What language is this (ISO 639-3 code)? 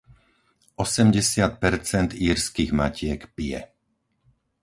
slk